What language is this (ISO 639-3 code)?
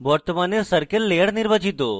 ben